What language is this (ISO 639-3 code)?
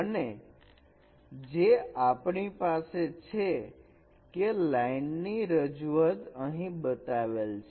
guj